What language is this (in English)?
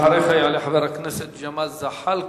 Hebrew